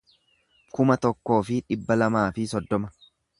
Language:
Oromo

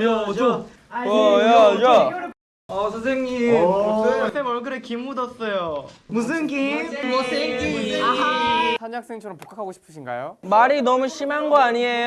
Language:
Korean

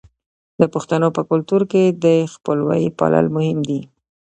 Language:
Pashto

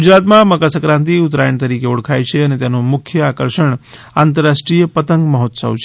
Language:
Gujarati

